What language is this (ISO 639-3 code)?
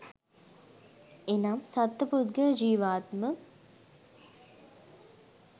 sin